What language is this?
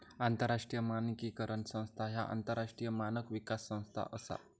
Marathi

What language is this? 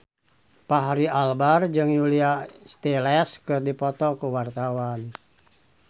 Sundanese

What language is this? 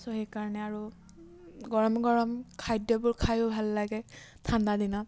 Assamese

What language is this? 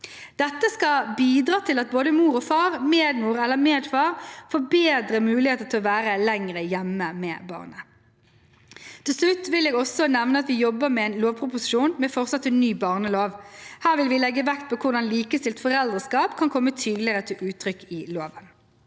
Norwegian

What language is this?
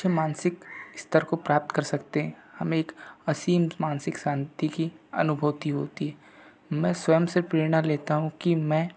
Hindi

